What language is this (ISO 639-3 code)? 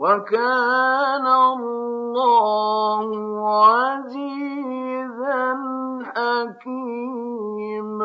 ara